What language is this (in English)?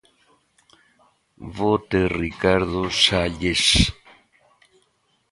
Galician